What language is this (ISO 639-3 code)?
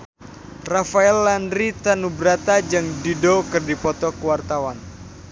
sun